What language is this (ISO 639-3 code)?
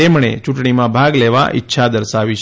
guj